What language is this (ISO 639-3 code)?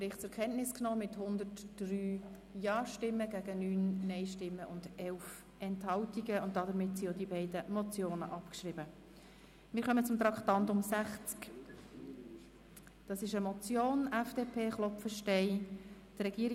gsw